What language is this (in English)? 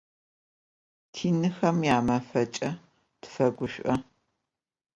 Adyghe